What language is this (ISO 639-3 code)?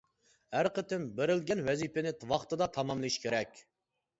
uig